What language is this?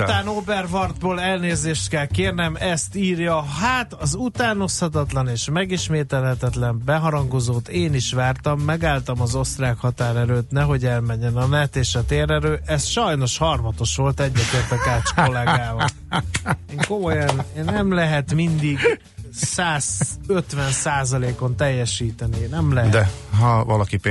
Hungarian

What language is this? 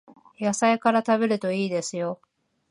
Japanese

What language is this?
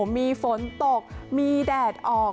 Thai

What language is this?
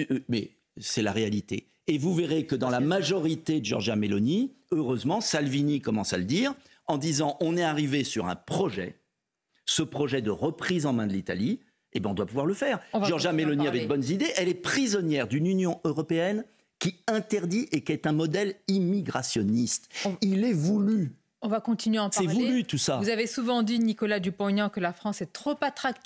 French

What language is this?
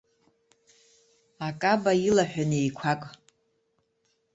Abkhazian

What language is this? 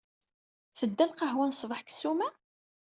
Kabyle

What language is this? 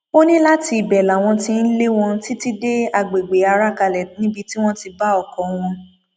Yoruba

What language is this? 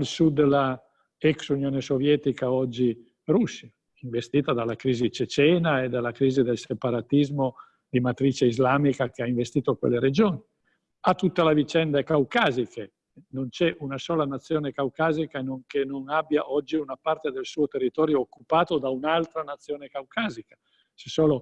Italian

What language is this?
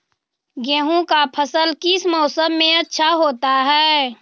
Magahi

